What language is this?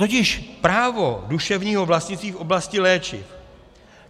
Czech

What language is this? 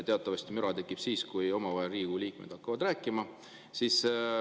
Estonian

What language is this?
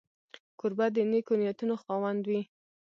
Pashto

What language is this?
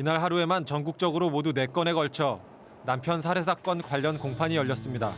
Korean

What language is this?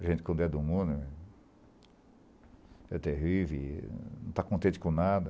Portuguese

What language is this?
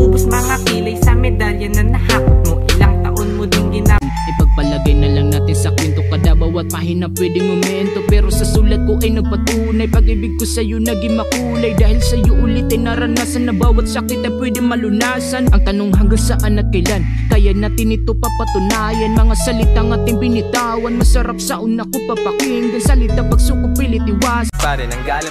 Thai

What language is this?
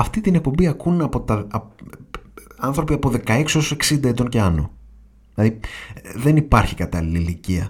Greek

